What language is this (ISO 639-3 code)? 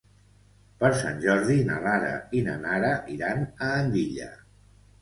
cat